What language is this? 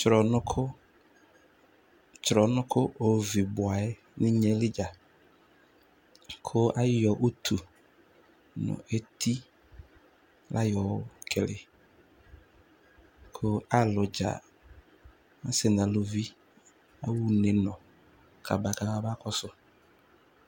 Ikposo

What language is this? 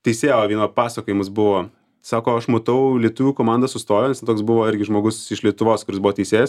Lithuanian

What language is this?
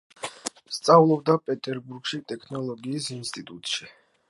Georgian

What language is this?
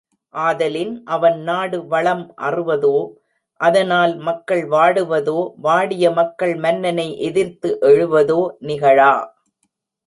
Tamil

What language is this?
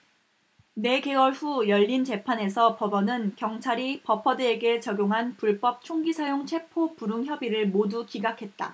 Korean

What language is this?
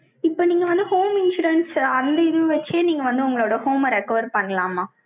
Tamil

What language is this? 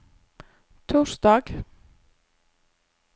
Norwegian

